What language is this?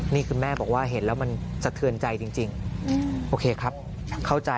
Thai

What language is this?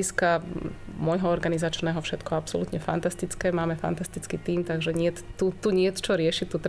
Slovak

